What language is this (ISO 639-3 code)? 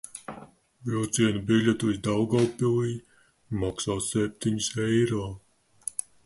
lav